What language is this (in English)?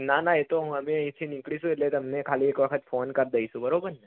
Gujarati